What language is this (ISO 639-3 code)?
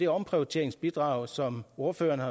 dan